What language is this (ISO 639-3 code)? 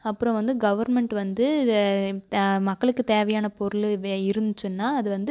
tam